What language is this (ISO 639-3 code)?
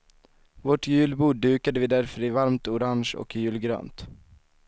swe